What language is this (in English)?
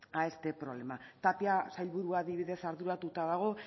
Basque